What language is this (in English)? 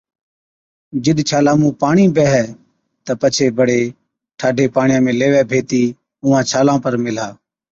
Od